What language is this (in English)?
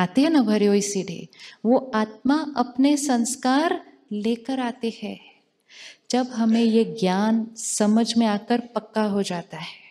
Hindi